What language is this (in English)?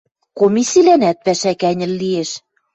Western Mari